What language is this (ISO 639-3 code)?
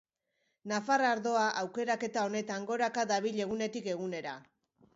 eus